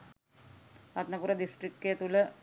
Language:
Sinhala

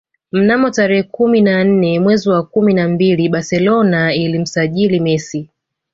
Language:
Swahili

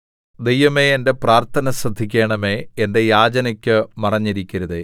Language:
Malayalam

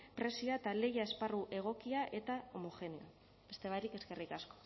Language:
Basque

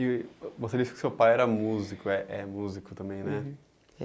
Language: Portuguese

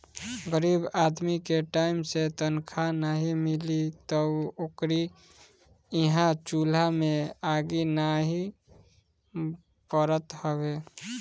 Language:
Bhojpuri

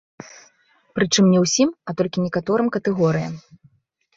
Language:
Belarusian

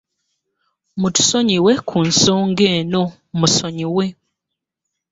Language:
Ganda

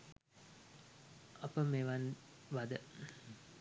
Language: Sinhala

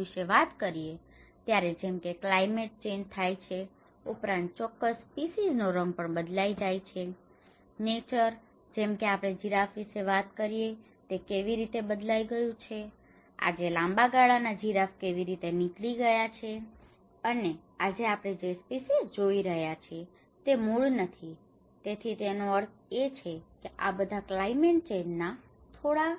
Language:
Gujarati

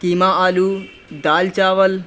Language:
Urdu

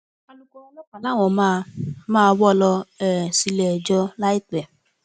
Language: Yoruba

